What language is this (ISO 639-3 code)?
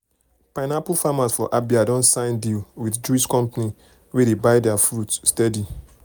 pcm